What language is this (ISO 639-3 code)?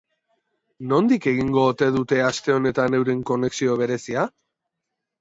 eus